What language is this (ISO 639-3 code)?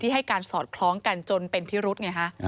tha